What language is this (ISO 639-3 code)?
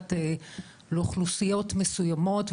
heb